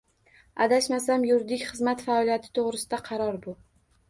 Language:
Uzbek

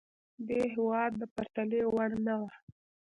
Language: Pashto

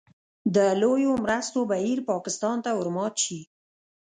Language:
Pashto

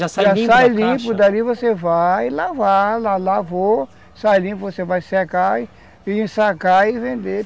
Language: Portuguese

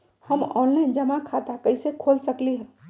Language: Magahi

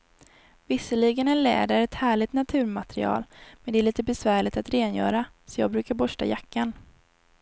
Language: Swedish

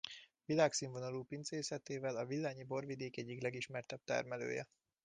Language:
Hungarian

